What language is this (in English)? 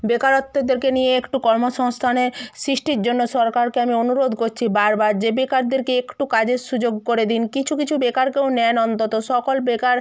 Bangla